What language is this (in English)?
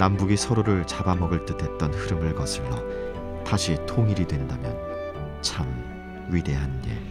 Korean